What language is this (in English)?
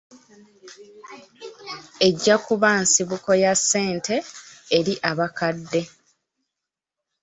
Ganda